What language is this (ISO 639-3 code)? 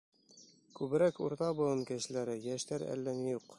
bak